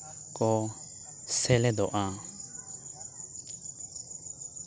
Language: Santali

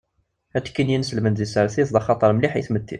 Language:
Kabyle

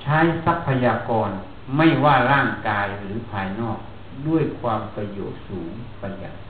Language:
Thai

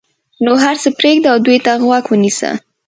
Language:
Pashto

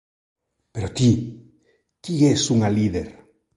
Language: Galician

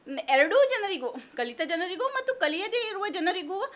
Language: Kannada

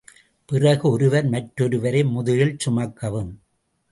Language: Tamil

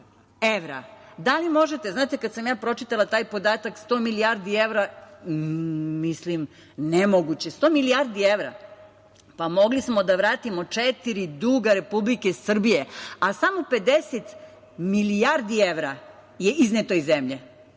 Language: Serbian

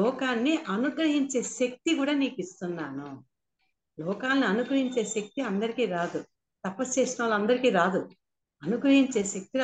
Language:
Telugu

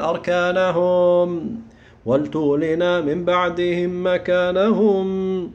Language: Arabic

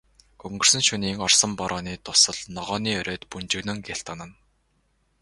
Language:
Mongolian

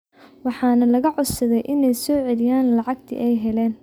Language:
Somali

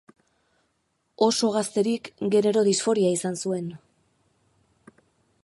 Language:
Basque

